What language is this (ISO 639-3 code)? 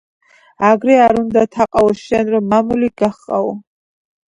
kat